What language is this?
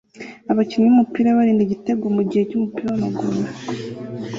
Kinyarwanda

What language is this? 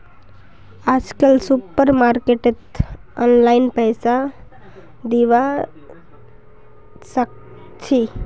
Magahi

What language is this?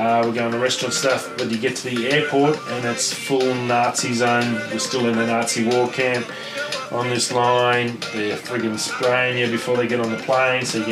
English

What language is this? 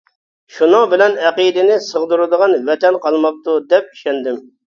Uyghur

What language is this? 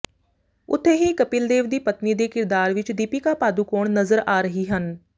Punjabi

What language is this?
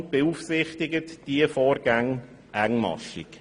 Swiss German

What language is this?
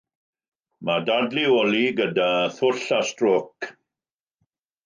Welsh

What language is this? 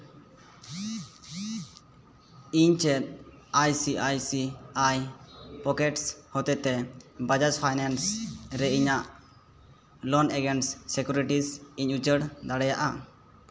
Santali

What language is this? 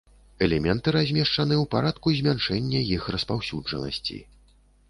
Belarusian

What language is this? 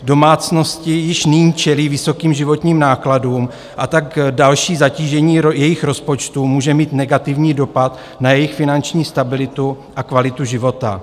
Czech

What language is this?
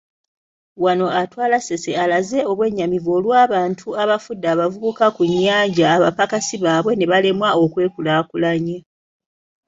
Ganda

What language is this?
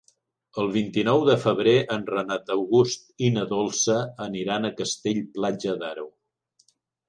Catalan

